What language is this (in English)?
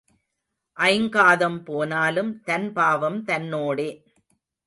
Tamil